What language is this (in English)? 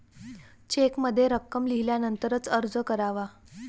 Marathi